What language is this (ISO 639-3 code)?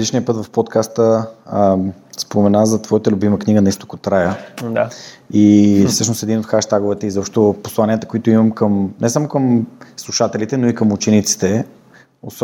bul